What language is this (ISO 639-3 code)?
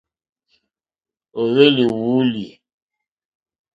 bri